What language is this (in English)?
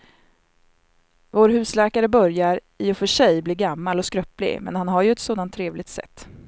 Swedish